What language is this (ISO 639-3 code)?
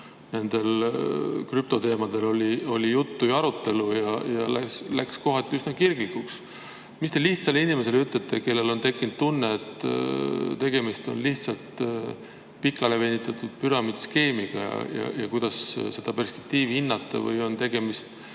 est